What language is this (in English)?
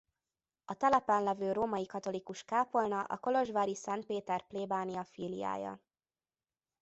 Hungarian